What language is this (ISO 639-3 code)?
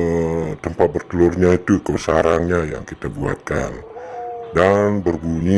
ind